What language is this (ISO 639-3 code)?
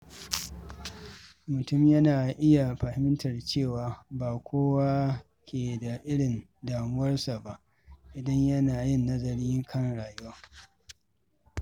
hau